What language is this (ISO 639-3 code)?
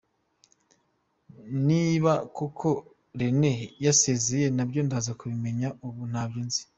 kin